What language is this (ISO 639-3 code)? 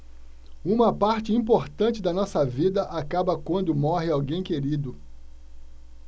por